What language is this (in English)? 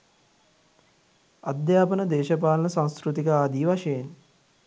Sinhala